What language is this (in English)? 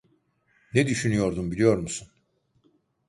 Turkish